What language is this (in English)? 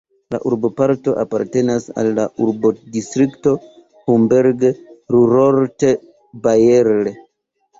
Esperanto